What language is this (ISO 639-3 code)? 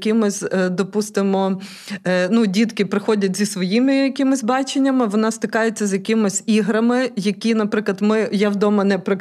ukr